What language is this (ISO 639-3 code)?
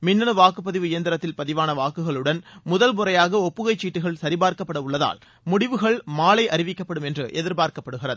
tam